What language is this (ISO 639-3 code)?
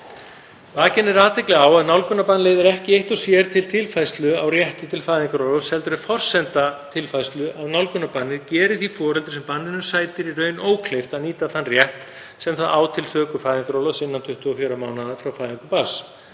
isl